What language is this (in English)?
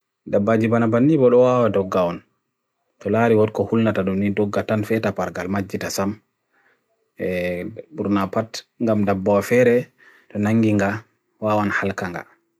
Bagirmi Fulfulde